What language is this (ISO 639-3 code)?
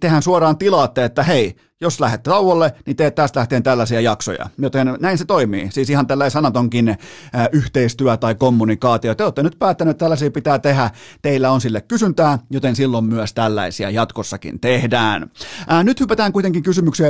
fin